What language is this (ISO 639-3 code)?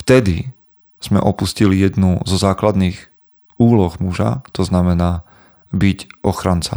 slk